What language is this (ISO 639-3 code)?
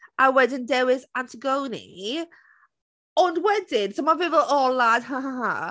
cym